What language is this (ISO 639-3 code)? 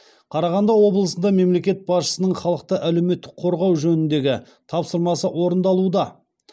kaz